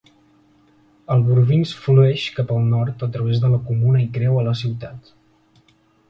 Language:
Catalan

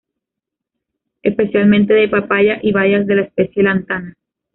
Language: Spanish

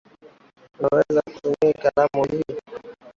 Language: Swahili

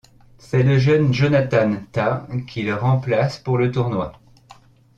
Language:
French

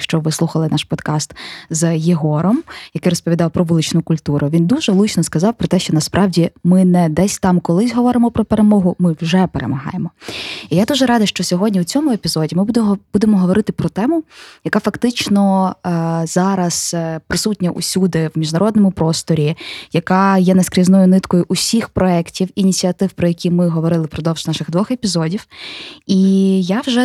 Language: Ukrainian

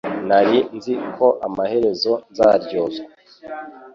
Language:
Kinyarwanda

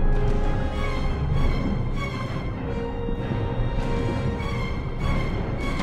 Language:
German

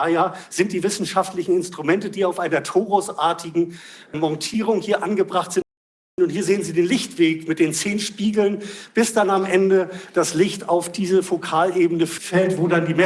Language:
German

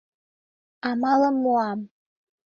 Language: Mari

